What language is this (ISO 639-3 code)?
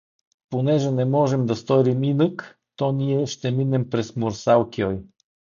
bul